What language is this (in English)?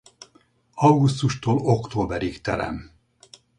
Hungarian